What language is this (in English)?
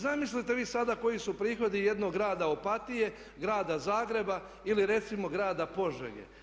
Croatian